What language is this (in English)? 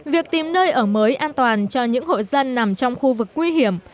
Vietnamese